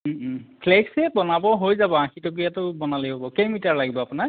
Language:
Assamese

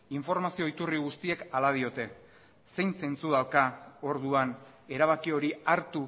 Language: Basque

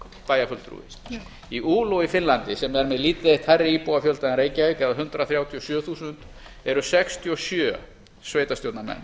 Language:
Icelandic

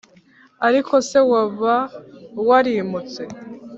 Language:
Kinyarwanda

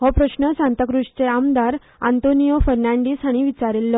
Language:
Konkani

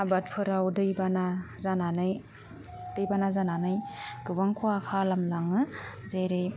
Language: Bodo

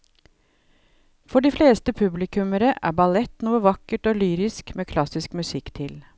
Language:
Norwegian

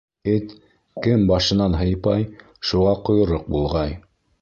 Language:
Bashkir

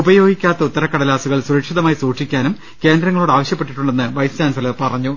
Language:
Malayalam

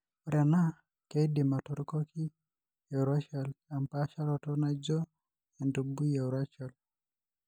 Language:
Masai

